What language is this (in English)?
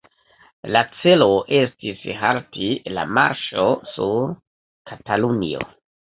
Esperanto